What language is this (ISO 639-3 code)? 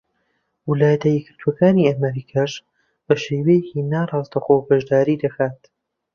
ckb